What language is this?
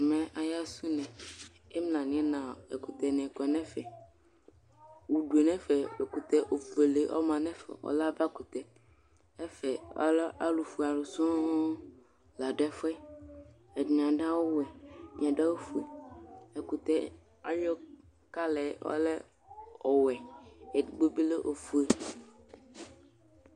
Ikposo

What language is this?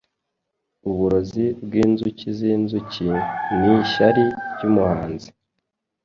Kinyarwanda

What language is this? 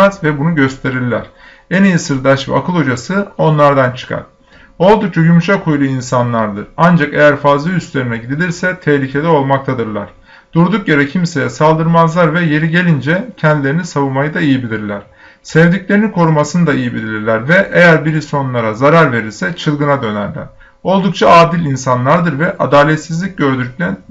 Turkish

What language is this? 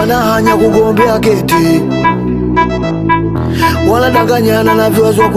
Indonesian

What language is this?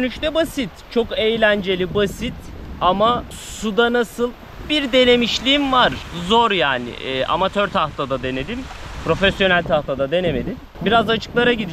Turkish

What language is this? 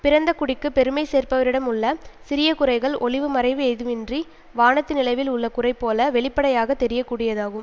Tamil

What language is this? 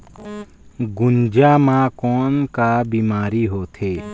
Chhattisgarhi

